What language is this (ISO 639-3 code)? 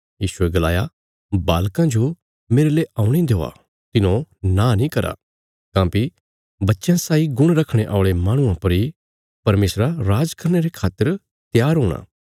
kfs